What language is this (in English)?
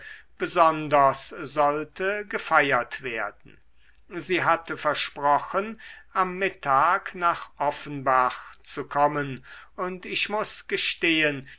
German